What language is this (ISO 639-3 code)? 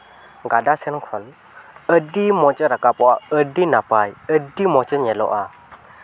sat